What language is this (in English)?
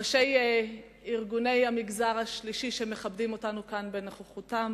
Hebrew